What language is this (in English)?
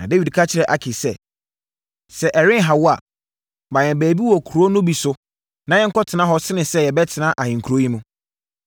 Akan